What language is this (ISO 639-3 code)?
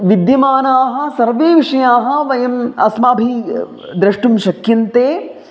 san